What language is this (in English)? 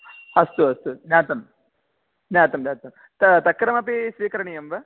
Sanskrit